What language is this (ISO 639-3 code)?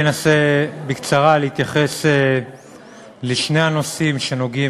heb